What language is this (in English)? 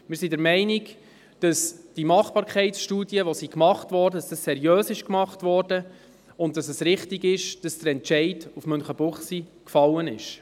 Swiss German